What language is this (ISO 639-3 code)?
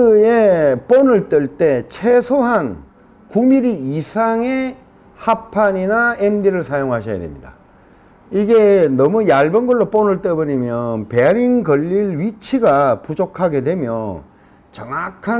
kor